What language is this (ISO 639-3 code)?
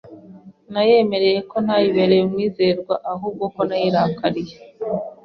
kin